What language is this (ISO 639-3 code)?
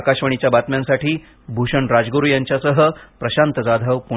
mar